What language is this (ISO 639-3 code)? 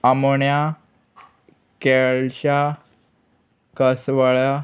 kok